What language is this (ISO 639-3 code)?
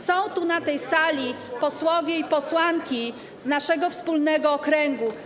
pol